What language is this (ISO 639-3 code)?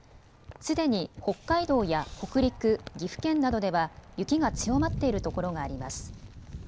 jpn